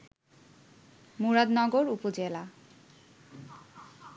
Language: Bangla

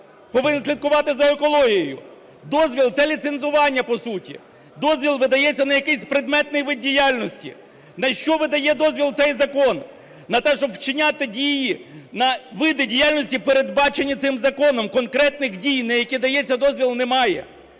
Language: Ukrainian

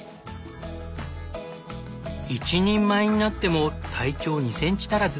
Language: Japanese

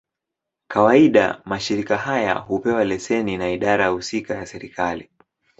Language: Swahili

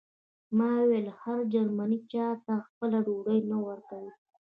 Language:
Pashto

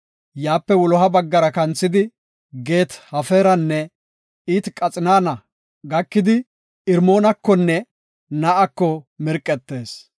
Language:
Gofa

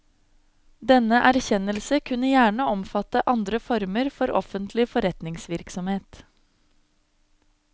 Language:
Norwegian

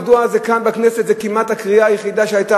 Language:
Hebrew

